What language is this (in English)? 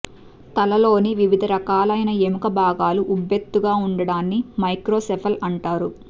Telugu